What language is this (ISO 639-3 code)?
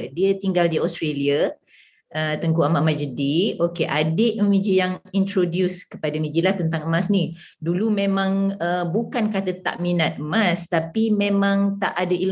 msa